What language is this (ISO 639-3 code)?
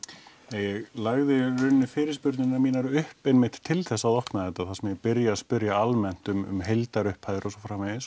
isl